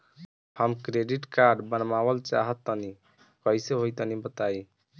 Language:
Bhojpuri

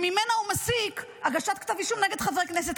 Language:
Hebrew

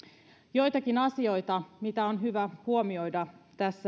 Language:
Finnish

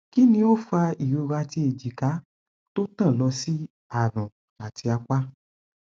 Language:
Yoruba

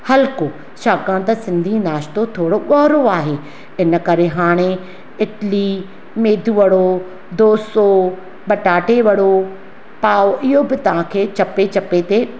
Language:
Sindhi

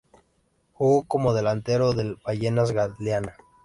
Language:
Spanish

